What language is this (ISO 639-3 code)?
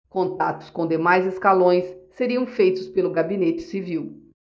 por